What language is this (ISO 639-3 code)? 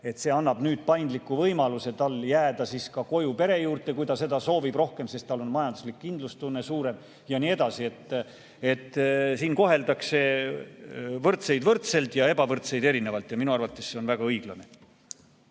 est